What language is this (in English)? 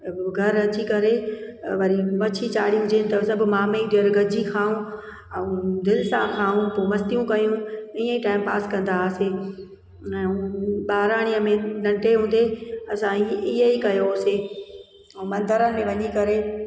Sindhi